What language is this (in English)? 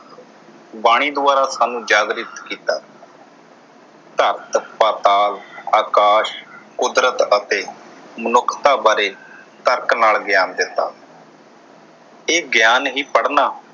Punjabi